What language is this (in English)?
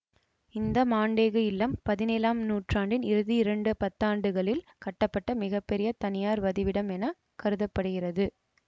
Tamil